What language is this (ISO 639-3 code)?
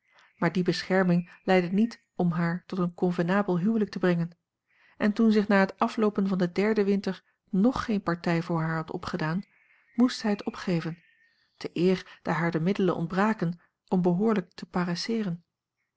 nld